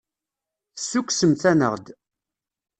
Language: Kabyle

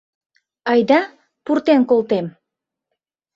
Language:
Mari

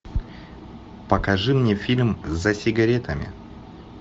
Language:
Russian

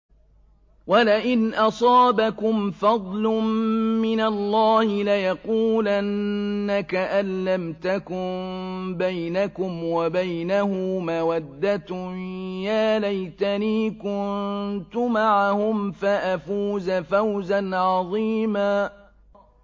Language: Arabic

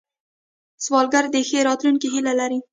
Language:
Pashto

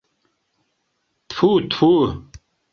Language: Mari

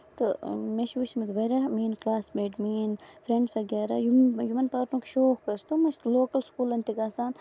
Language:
Kashmiri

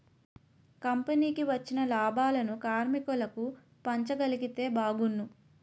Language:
Telugu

